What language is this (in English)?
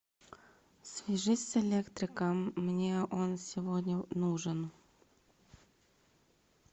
Russian